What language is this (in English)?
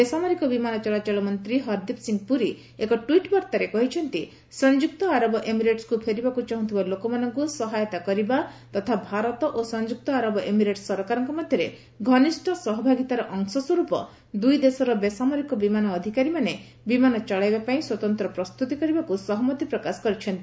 Odia